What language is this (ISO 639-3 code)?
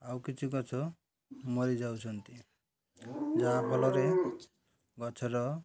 ori